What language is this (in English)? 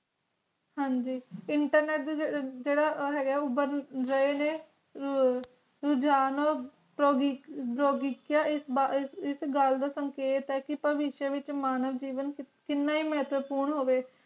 Punjabi